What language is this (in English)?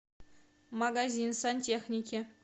Russian